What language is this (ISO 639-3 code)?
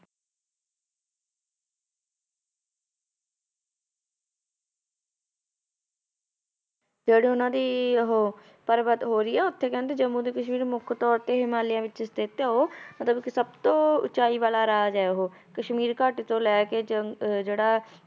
pan